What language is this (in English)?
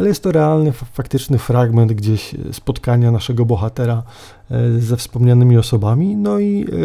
Polish